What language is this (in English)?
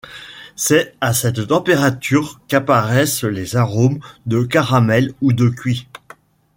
French